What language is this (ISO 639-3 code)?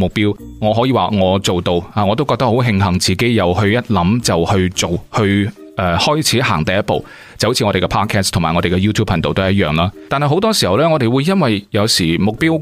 zho